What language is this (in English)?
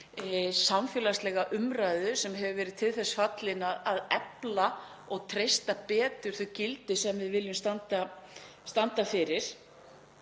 Icelandic